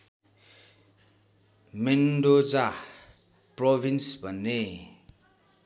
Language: Nepali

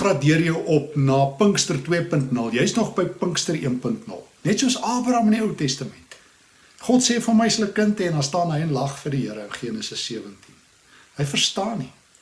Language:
Dutch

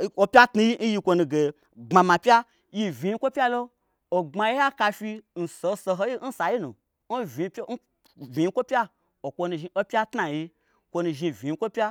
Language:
Gbagyi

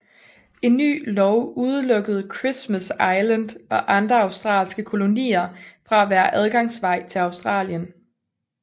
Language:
Danish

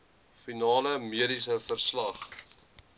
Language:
Afrikaans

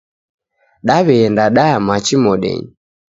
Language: Taita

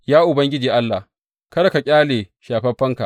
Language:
Hausa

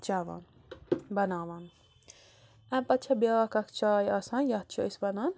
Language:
Kashmiri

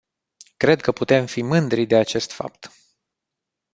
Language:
Romanian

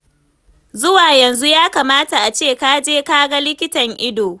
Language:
Hausa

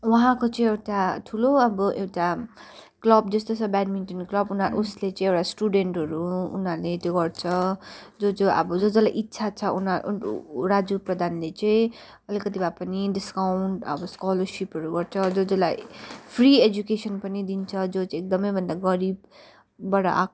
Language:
Nepali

